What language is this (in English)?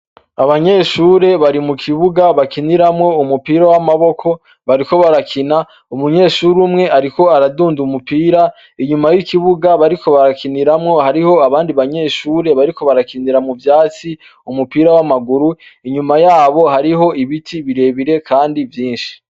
Rundi